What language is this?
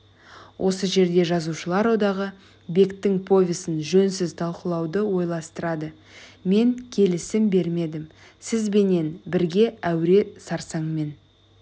Kazakh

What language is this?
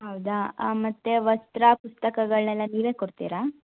Kannada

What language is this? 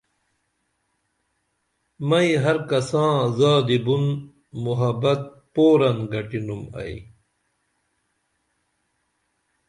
Dameli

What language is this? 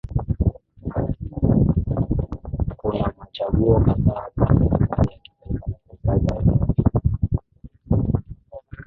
Swahili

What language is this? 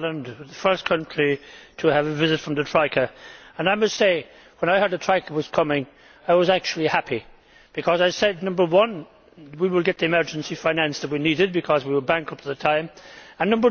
English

